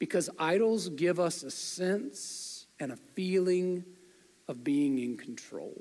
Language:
English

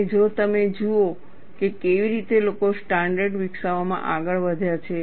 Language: Gujarati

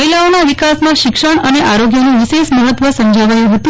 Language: Gujarati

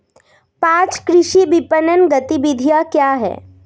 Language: Hindi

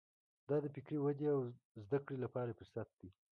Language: Pashto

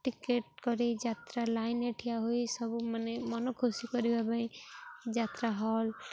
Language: Odia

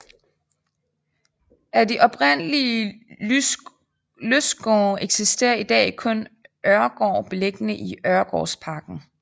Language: Danish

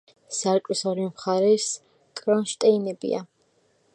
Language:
Georgian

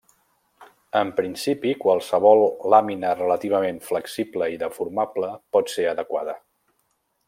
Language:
Catalan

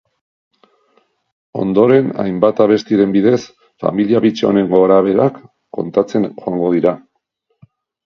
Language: Basque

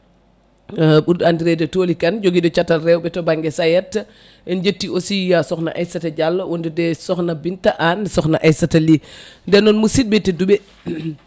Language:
Fula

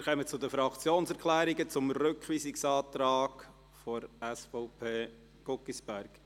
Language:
Swiss German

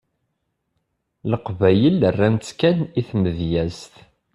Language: Kabyle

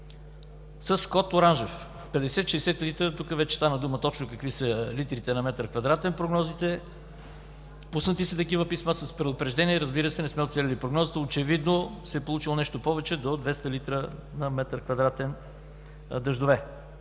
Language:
Bulgarian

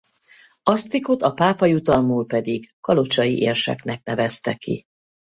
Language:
Hungarian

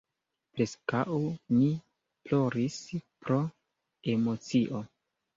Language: Esperanto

